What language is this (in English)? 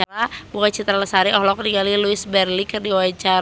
Sundanese